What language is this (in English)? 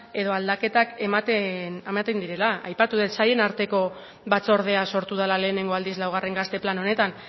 Basque